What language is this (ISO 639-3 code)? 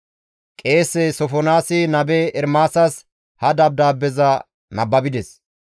gmv